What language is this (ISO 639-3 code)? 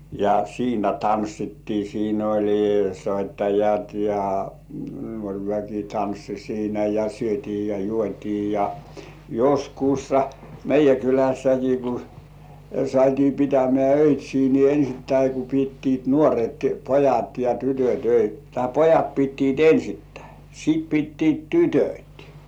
fin